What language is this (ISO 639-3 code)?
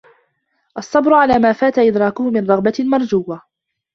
ara